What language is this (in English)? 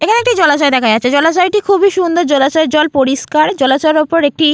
Bangla